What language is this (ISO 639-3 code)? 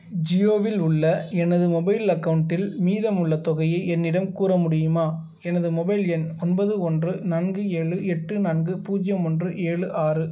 tam